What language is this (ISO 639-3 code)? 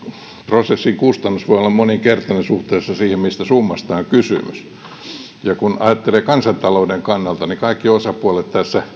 fin